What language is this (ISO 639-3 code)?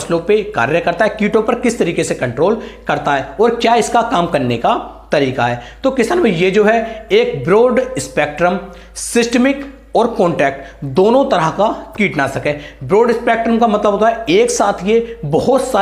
hin